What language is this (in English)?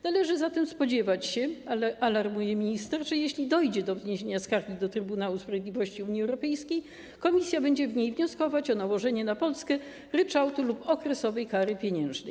Polish